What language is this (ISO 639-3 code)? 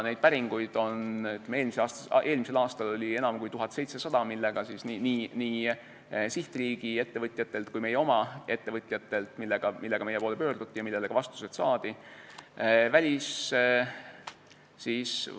est